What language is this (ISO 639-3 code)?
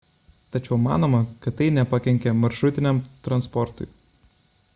lit